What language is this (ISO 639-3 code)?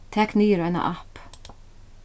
fao